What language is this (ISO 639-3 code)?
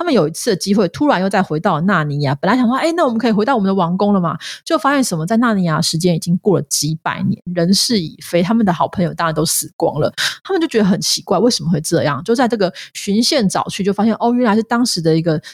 zho